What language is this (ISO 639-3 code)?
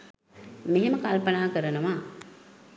sin